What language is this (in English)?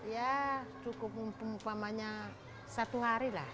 Indonesian